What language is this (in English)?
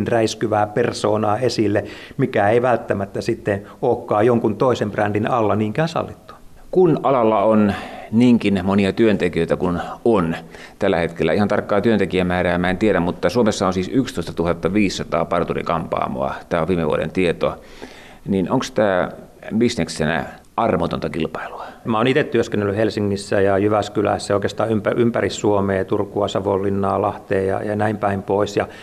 Finnish